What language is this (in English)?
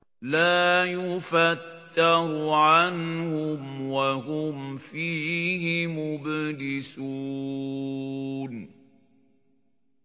Arabic